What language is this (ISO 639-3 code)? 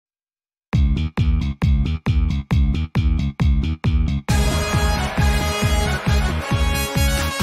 jpn